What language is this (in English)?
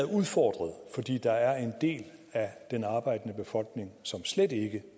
Danish